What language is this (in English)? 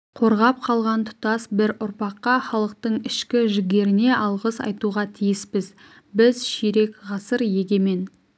Kazakh